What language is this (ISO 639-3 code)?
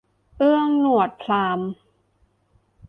tha